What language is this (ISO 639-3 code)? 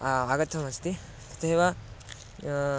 san